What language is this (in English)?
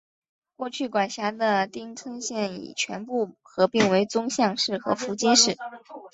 Chinese